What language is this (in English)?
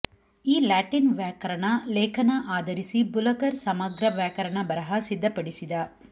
Kannada